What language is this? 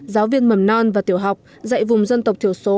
Vietnamese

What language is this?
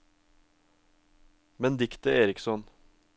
Norwegian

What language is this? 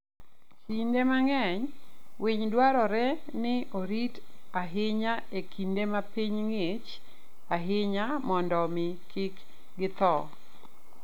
Luo (Kenya and Tanzania)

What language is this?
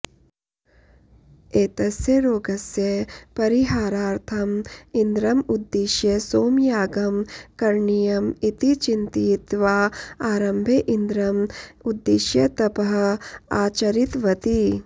Sanskrit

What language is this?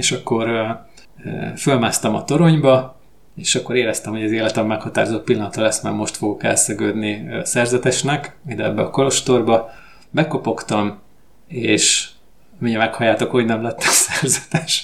Hungarian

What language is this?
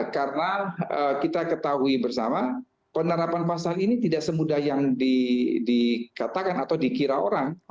Indonesian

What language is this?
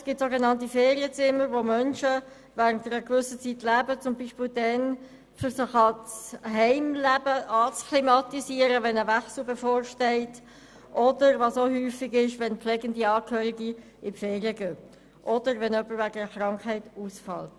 Swiss German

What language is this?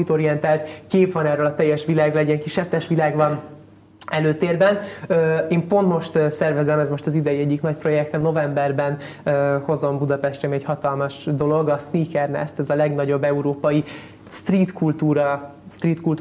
Hungarian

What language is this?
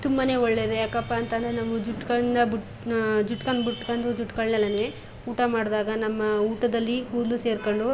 Kannada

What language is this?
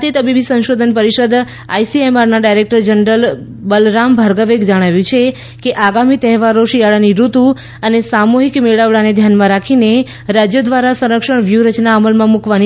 Gujarati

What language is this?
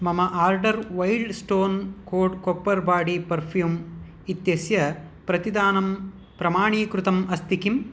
Sanskrit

